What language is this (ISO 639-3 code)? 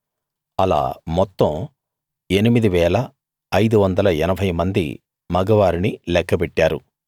tel